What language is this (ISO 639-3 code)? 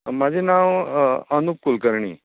kok